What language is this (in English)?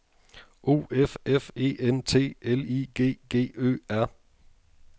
Danish